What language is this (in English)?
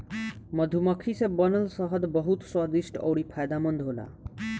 Bhojpuri